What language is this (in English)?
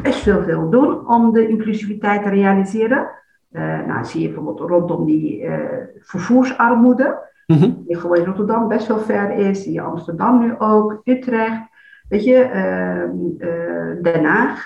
Dutch